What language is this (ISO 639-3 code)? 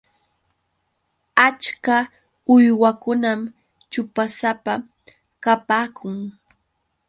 qux